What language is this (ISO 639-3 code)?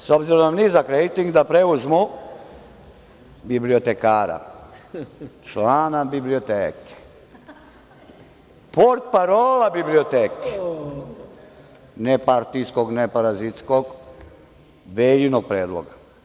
srp